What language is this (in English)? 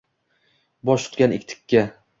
Uzbek